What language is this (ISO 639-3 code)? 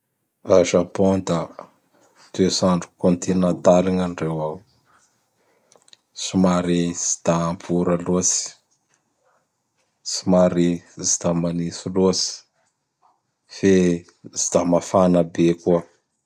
bhr